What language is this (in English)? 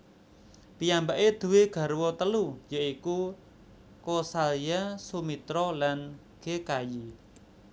Javanese